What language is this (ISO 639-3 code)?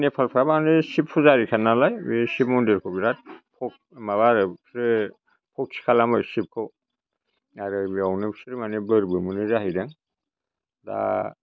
brx